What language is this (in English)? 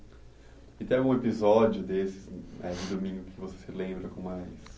Portuguese